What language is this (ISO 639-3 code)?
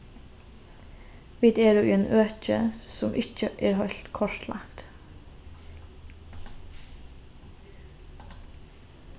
fao